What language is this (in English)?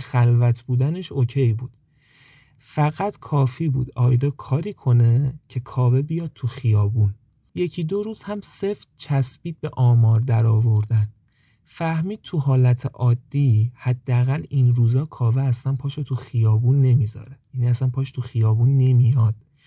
Persian